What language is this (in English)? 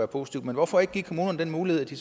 Danish